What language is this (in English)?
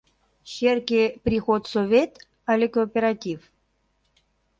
Mari